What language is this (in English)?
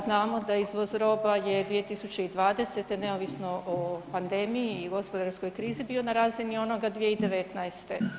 Croatian